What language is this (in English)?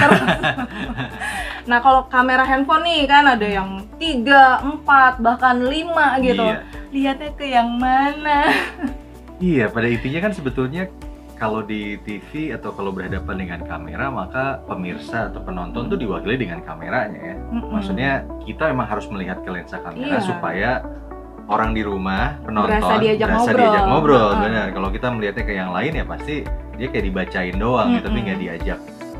Indonesian